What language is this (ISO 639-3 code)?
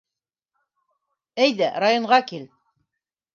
bak